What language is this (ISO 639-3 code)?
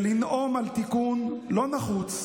heb